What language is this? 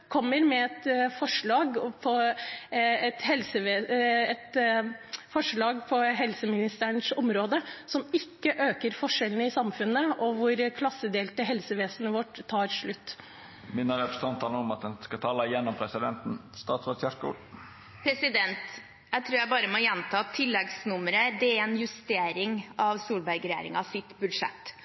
Norwegian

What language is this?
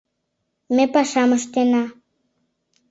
Mari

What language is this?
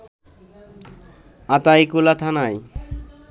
Bangla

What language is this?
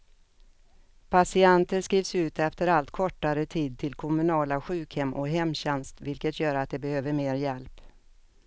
Swedish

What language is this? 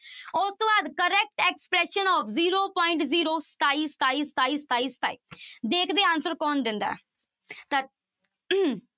Punjabi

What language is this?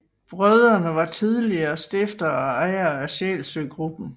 Danish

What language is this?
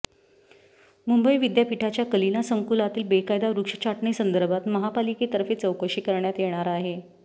Marathi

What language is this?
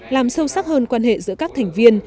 Vietnamese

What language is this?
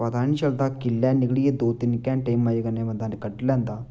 Dogri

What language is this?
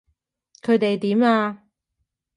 Cantonese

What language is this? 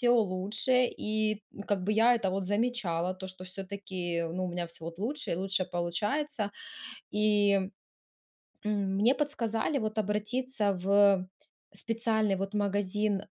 Russian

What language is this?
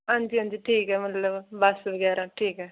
Dogri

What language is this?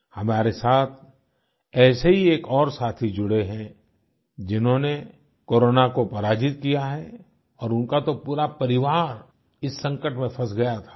Hindi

